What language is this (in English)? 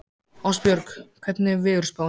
Icelandic